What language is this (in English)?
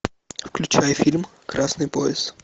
Russian